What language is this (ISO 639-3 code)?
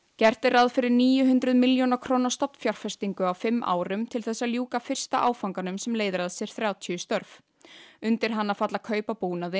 isl